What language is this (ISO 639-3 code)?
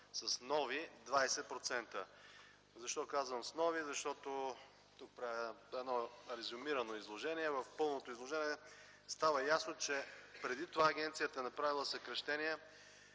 bul